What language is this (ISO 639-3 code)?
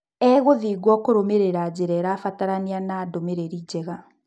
kik